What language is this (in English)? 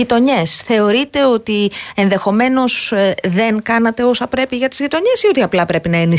Greek